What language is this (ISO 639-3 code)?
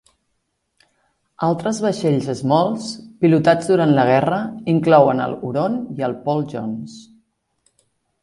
cat